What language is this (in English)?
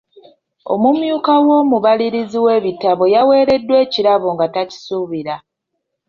Ganda